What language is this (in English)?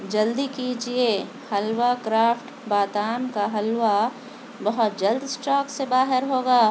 Urdu